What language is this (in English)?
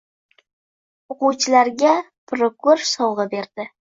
Uzbek